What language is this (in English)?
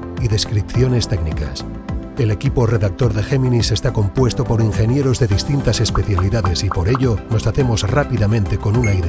Spanish